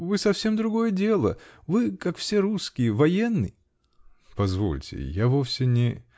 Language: Russian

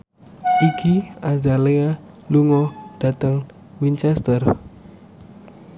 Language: Javanese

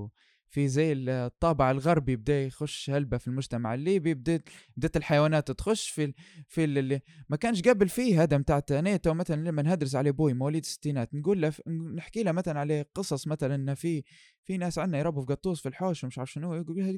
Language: Arabic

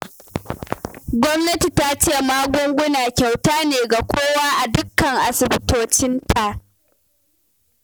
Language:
Hausa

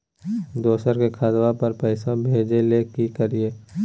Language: Magahi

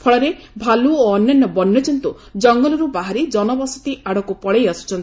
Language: Odia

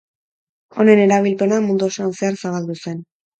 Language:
Basque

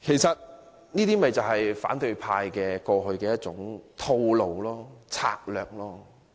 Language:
Cantonese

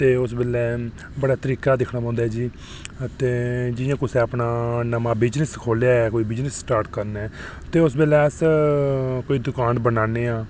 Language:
Dogri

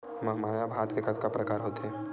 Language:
Chhattisgarhi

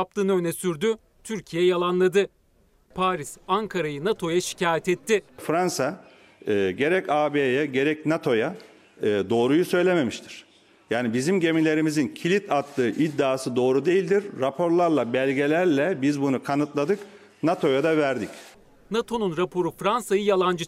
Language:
Turkish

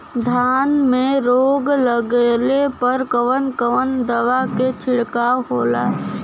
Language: Bhojpuri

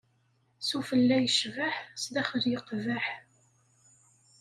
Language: Kabyle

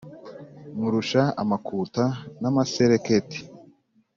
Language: Kinyarwanda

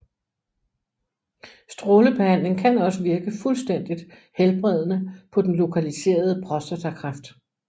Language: Danish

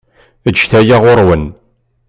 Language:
Kabyle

